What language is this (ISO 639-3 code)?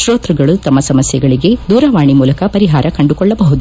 kan